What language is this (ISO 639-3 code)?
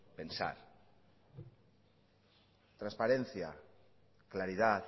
spa